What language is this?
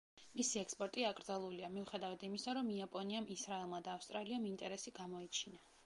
Georgian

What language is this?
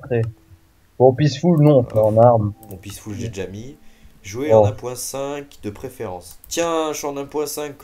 French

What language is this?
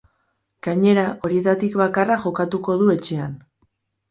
Basque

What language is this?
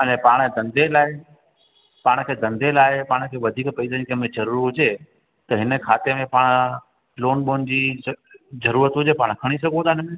Sindhi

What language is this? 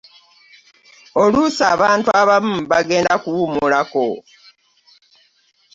Ganda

